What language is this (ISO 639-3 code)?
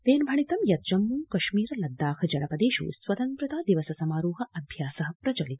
san